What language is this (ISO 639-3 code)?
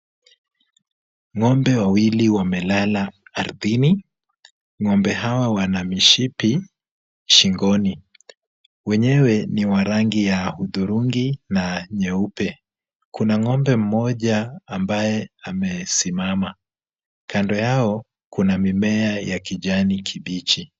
swa